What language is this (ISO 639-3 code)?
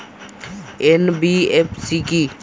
ben